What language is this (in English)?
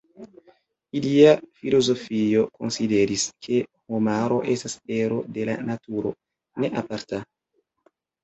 Esperanto